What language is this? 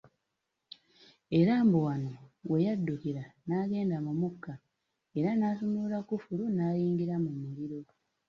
Ganda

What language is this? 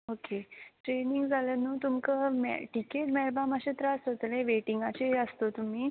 Konkani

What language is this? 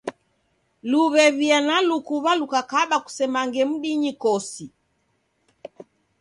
Taita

